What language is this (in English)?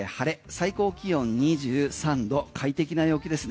Japanese